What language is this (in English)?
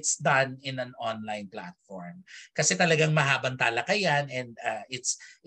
Filipino